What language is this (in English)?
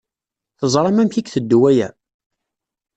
Kabyle